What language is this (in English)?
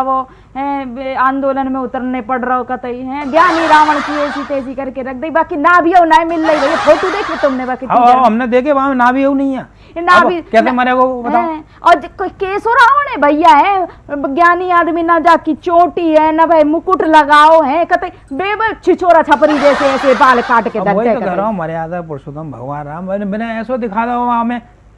Hindi